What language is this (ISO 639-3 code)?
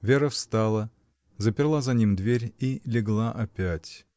rus